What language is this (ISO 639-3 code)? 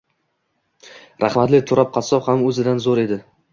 uzb